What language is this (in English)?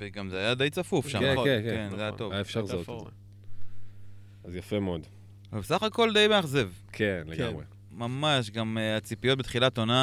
Hebrew